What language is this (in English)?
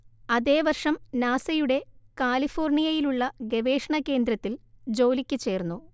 Malayalam